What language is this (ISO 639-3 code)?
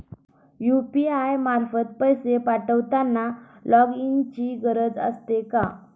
mar